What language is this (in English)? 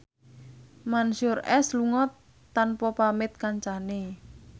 Javanese